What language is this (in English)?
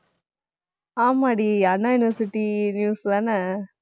Tamil